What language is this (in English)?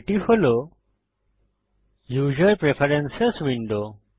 Bangla